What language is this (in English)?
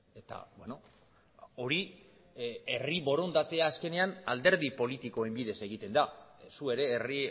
Basque